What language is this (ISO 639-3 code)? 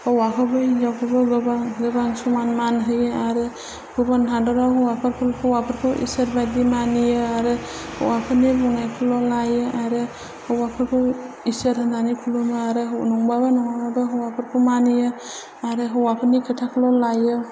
brx